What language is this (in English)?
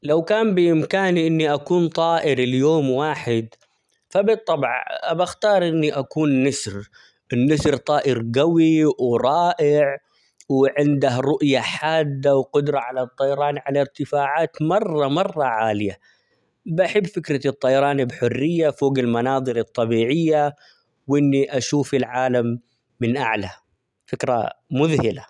Omani Arabic